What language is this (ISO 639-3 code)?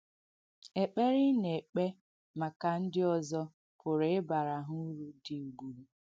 ibo